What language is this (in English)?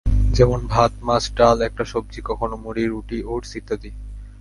Bangla